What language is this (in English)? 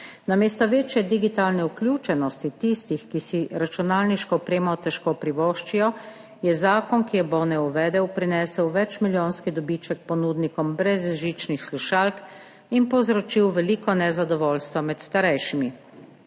Slovenian